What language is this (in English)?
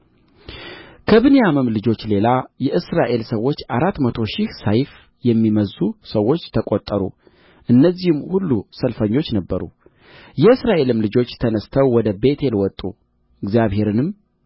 Amharic